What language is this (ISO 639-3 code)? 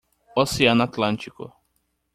por